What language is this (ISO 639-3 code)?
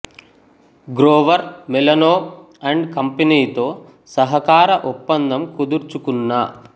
tel